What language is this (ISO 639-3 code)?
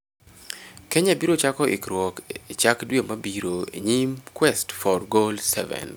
luo